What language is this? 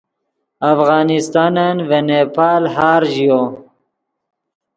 Yidgha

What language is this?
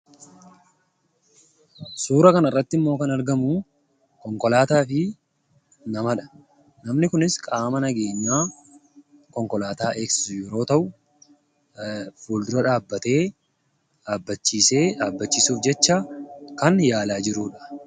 Oromo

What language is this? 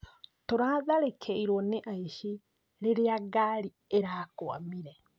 Kikuyu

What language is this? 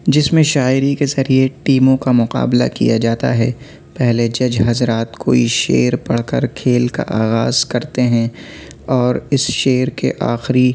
Urdu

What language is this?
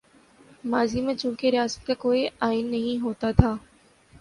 Urdu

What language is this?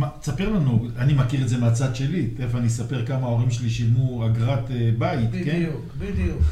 Hebrew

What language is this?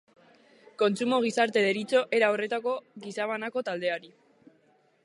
Basque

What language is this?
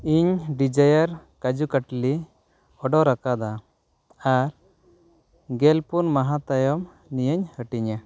Santali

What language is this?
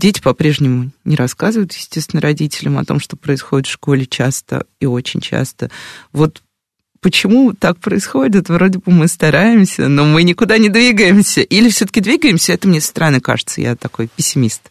Russian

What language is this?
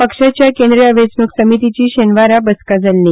Konkani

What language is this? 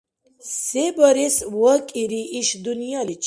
Dargwa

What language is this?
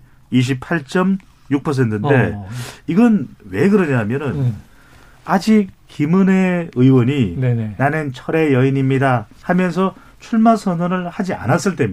Korean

